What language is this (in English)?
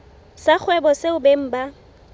Southern Sotho